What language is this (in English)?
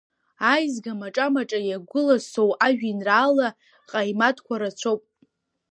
Abkhazian